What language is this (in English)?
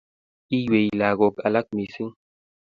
Kalenjin